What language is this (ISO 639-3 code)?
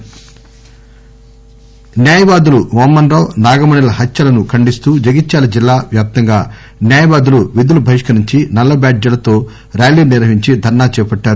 tel